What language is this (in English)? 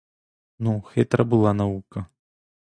Ukrainian